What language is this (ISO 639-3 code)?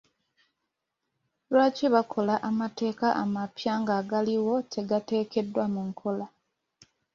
lug